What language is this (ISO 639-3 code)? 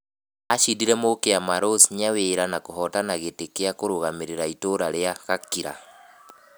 kik